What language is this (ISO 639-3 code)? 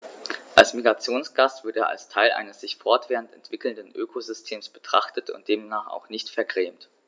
deu